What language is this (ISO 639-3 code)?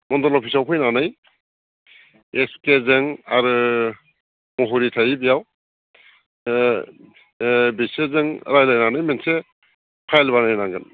brx